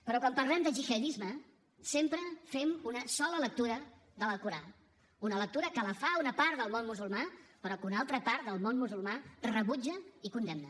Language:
Catalan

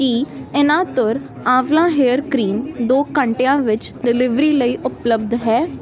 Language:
Punjabi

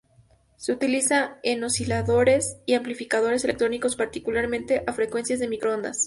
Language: Spanish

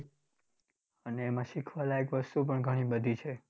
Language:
Gujarati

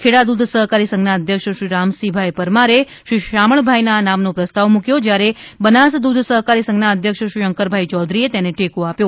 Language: Gujarati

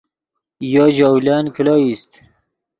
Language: Yidgha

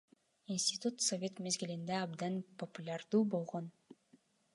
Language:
Kyrgyz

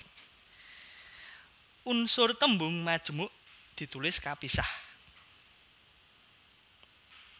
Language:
Javanese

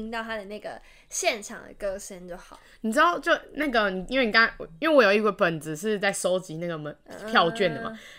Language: Chinese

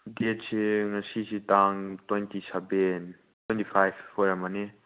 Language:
Manipuri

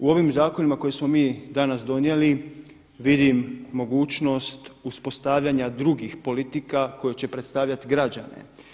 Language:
Croatian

